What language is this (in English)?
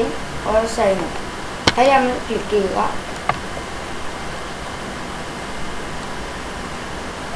Indonesian